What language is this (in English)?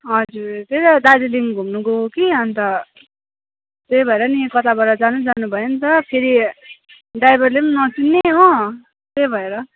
Nepali